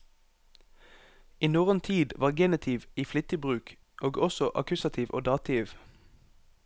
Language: Norwegian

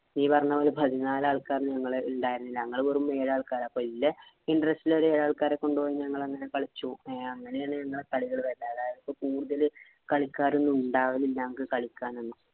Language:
Malayalam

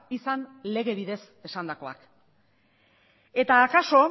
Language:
Basque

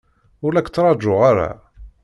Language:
Kabyle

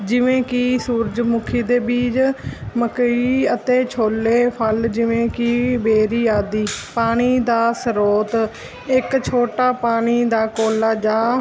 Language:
Punjabi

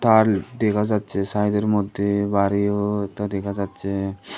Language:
Bangla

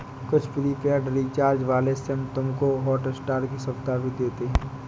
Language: Hindi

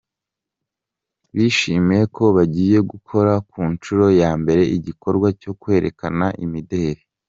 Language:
Kinyarwanda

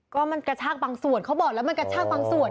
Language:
Thai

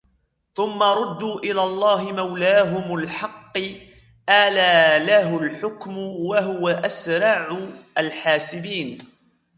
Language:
Arabic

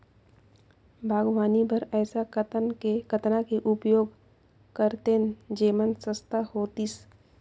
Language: Chhattisgarhi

